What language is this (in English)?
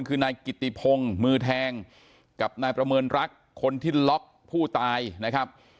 Thai